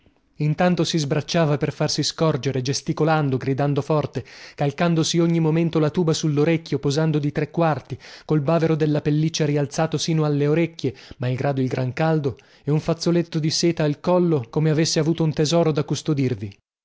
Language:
Italian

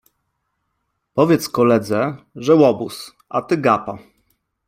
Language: Polish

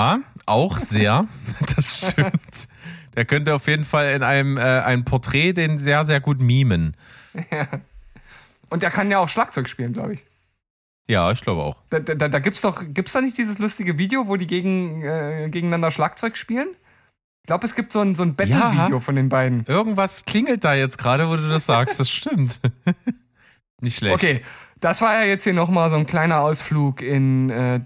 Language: German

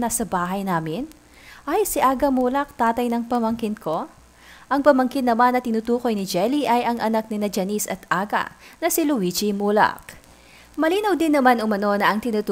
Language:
Filipino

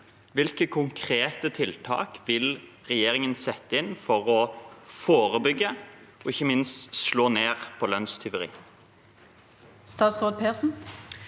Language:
Norwegian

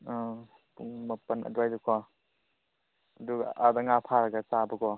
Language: Manipuri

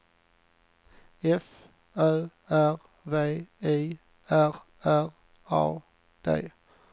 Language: Swedish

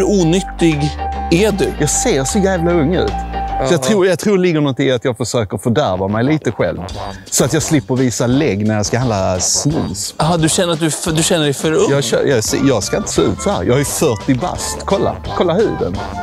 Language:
Swedish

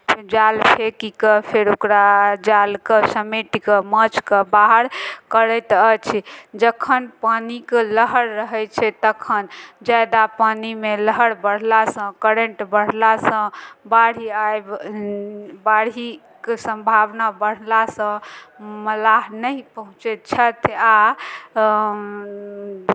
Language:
Maithili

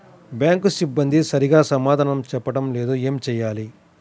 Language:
Telugu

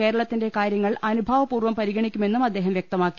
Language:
Malayalam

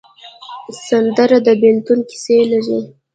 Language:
Pashto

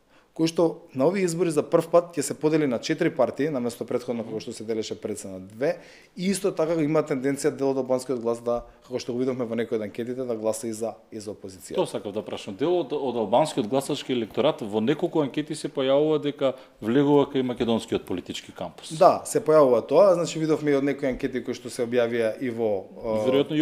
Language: Macedonian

